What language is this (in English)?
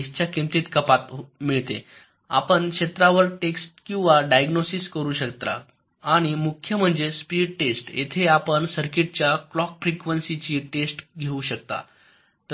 Marathi